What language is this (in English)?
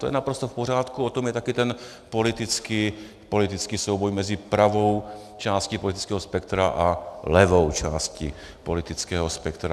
Czech